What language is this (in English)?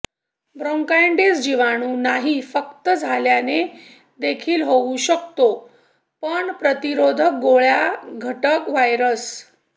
Marathi